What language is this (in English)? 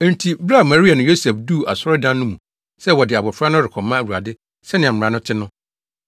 Akan